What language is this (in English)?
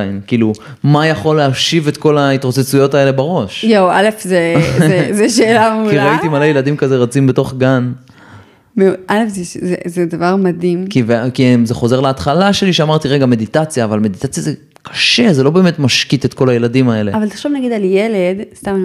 Hebrew